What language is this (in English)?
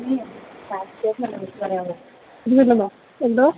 Malayalam